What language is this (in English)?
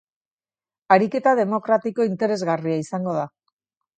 Basque